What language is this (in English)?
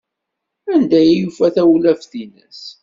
Kabyle